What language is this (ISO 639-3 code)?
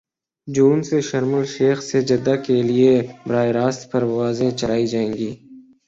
urd